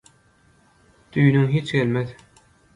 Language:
Turkmen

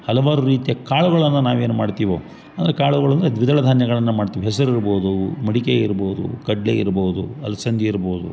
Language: Kannada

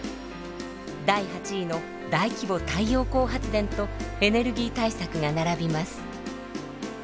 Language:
Japanese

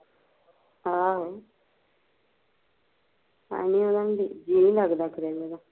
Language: Punjabi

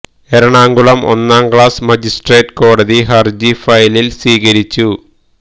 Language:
Malayalam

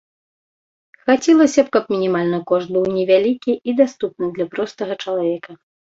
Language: Belarusian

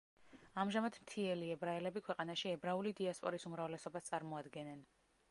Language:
Georgian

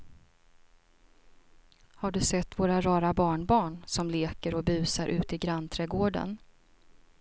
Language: Swedish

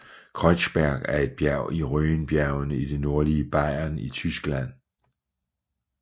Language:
Danish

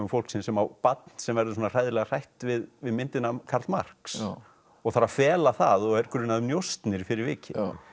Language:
Icelandic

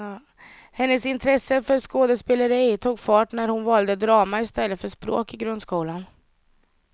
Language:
Swedish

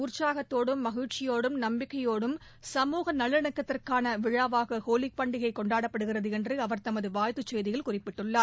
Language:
Tamil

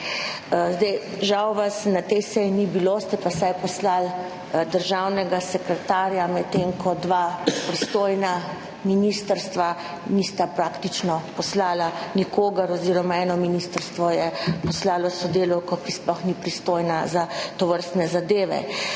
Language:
Slovenian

